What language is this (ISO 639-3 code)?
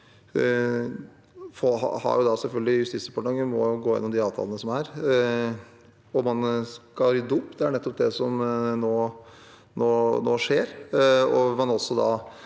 nor